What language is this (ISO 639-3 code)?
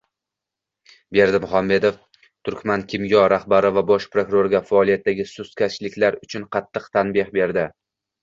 uzb